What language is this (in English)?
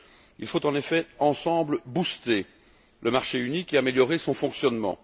French